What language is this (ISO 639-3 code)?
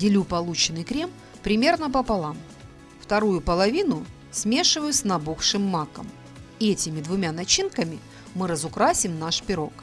rus